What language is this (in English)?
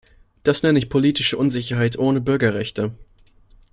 German